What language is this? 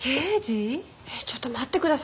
Japanese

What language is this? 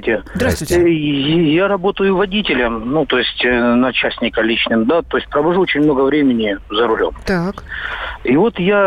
Russian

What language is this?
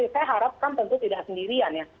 Indonesian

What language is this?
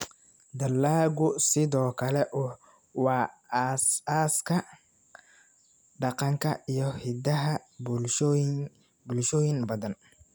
Somali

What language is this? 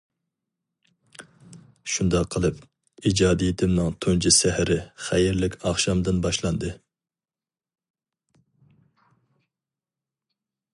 Uyghur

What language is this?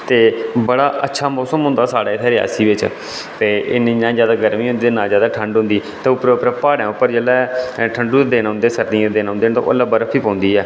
Dogri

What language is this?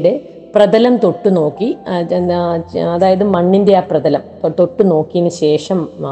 Malayalam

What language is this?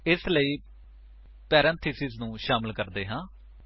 Punjabi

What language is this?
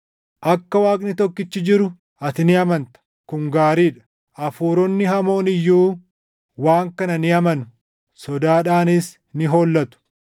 Oromo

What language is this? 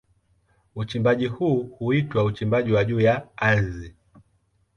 Swahili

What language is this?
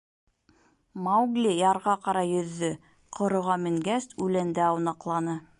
Bashkir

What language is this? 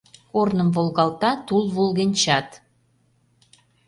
Mari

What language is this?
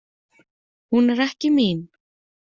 Icelandic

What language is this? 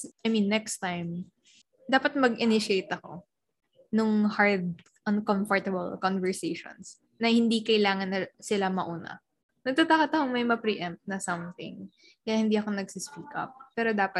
Filipino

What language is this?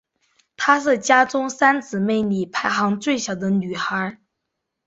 Chinese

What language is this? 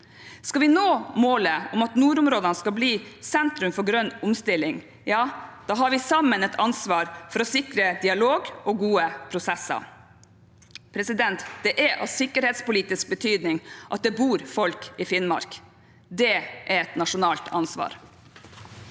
Norwegian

